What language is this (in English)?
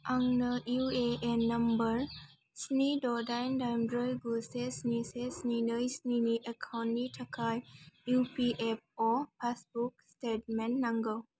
Bodo